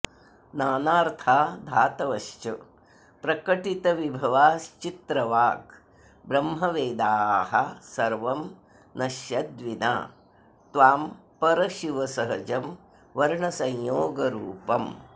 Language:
Sanskrit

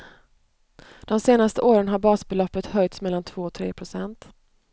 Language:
Swedish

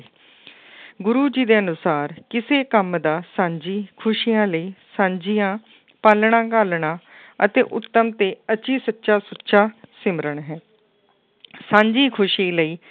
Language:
Punjabi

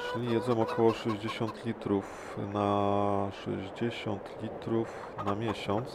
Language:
Polish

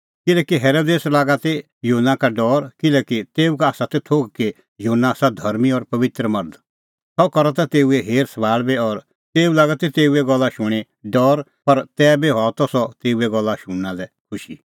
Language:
Kullu Pahari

